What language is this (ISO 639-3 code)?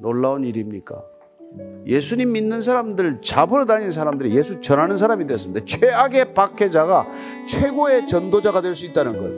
kor